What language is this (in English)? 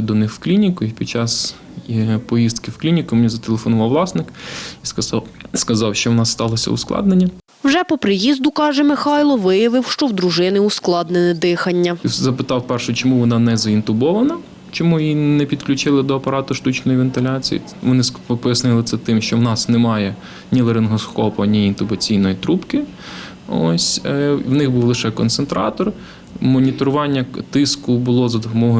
Ukrainian